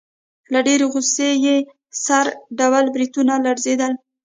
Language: Pashto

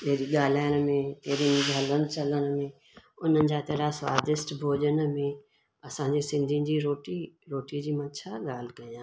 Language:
Sindhi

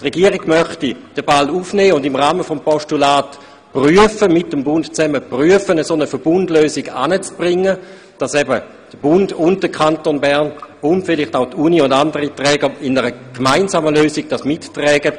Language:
Swiss German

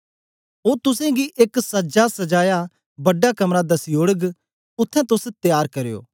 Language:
Dogri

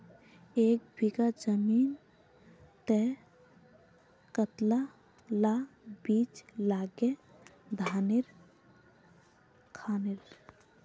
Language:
Magahi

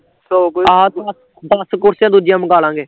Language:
Punjabi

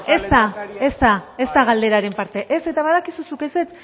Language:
Basque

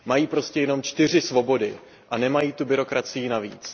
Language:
Czech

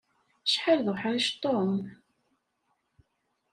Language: Kabyle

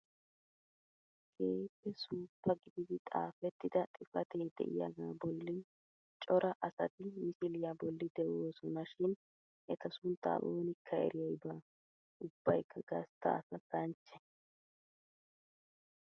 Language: Wolaytta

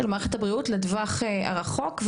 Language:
Hebrew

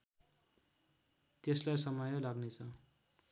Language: Nepali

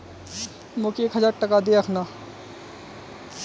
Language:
Magahi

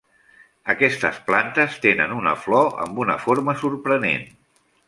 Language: Catalan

